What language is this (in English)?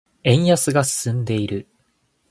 Japanese